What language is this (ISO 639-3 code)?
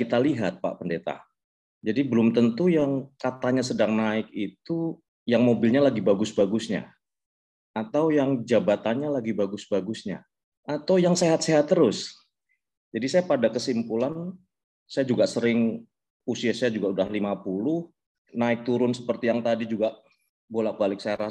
ind